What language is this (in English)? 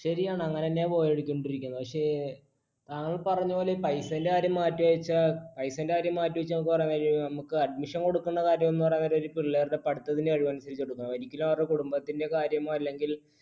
Malayalam